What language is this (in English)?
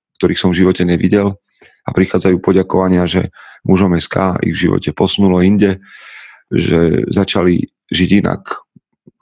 Slovak